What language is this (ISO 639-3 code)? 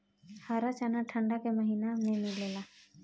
bho